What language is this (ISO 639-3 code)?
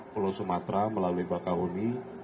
ind